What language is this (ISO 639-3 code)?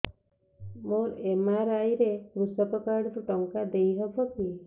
ori